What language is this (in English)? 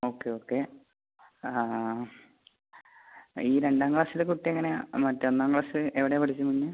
Malayalam